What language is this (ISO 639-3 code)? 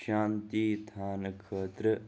kas